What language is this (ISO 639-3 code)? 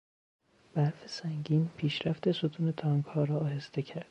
fas